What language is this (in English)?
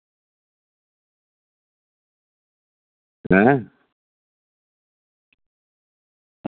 Dogri